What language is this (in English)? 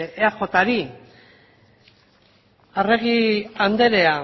Basque